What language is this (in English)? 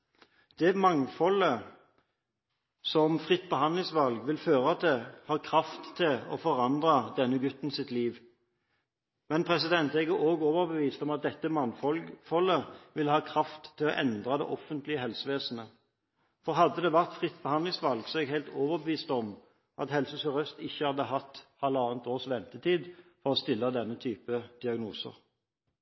Norwegian Bokmål